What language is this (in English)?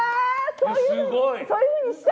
Japanese